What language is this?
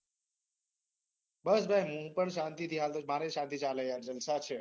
Gujarati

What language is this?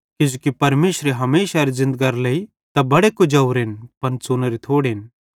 Bhadrawahi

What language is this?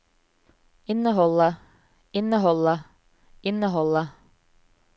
Norwegian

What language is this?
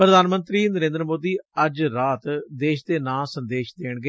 Punjabi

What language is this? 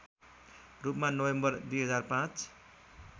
Nepali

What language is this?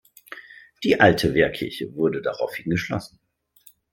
German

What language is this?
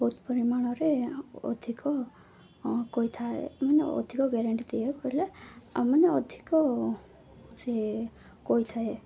Odia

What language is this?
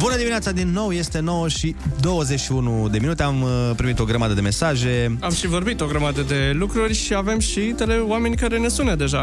Romanian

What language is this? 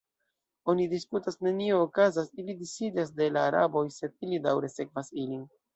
Esperanto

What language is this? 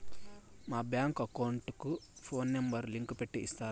Telugu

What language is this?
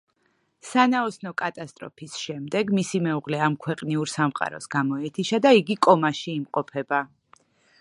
Georgian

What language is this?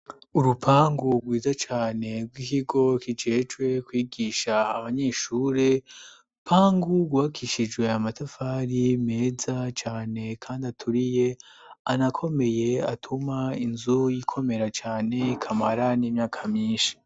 Rundi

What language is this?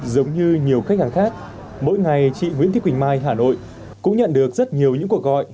Vietnamese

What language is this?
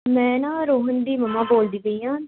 Punjabi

